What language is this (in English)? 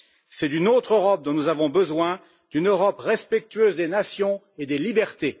French